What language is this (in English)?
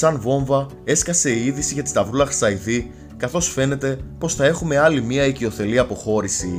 Greek